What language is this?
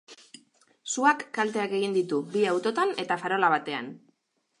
Basque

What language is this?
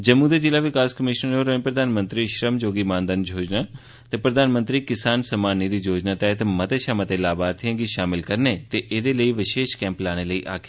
Dogri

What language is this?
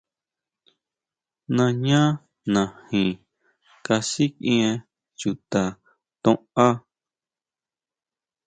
Huautla Mazatec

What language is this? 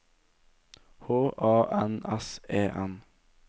Norwegian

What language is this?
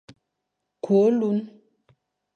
Fang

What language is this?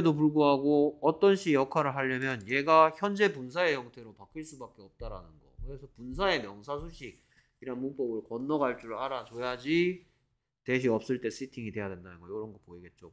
Korean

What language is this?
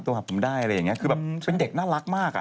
Thai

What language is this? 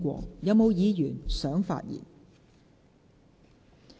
Cantonese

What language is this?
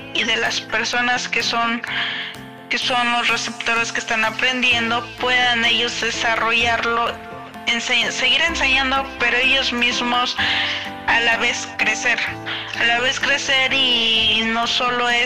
Spanish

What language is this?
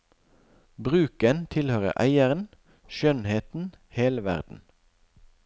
Norwegian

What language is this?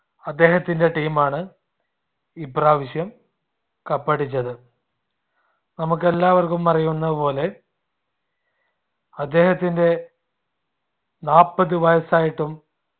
Malayalam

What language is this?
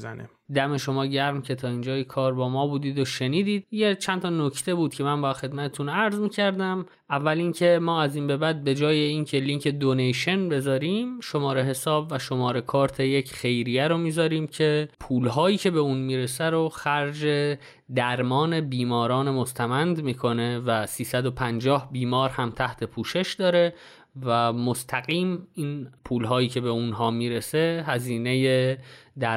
Persian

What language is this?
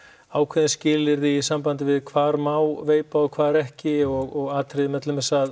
Icelandic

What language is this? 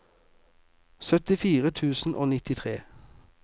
Norwegian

